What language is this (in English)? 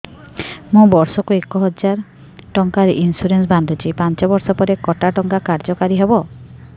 Odia